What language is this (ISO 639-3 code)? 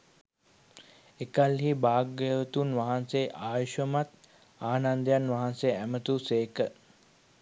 sin